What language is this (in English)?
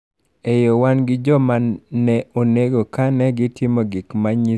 Luo (Kenya and Tanzania)